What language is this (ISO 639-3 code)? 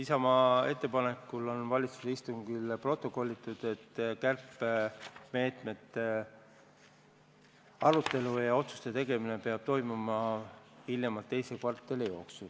est